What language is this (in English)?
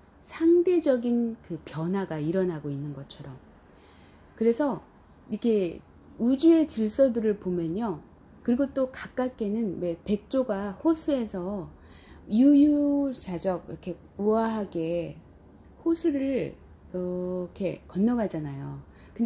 Korean